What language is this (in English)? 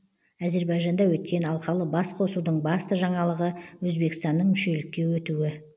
Kazakh